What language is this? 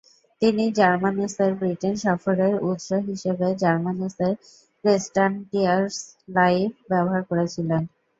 Bangla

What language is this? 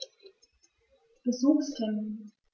German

